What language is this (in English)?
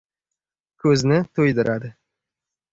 Uzbek